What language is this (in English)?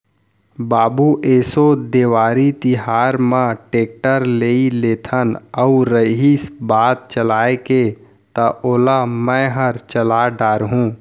Chhattisgarhi